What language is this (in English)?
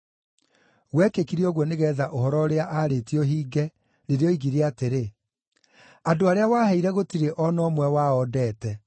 Kikuyu